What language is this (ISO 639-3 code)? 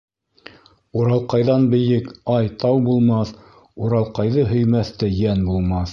bak